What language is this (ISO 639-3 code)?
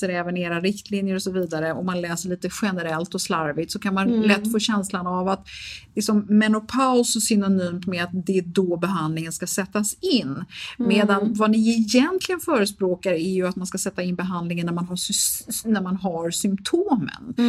swe